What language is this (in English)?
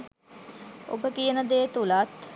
Sinhala